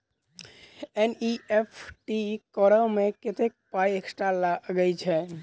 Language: Maithili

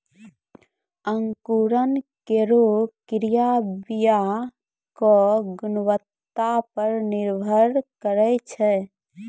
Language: Maithili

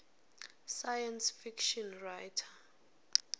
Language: Swati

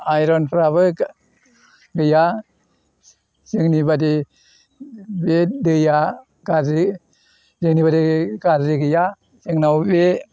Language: Bodo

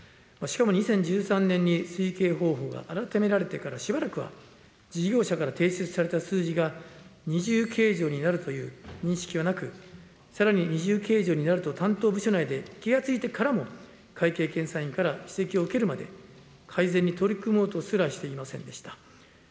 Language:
Japanese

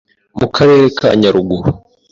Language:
Kinyarwanda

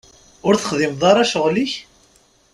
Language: Kabyle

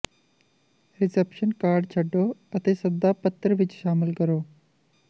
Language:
Punjabi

